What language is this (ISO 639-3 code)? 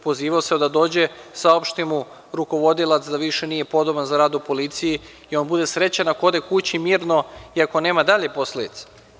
srp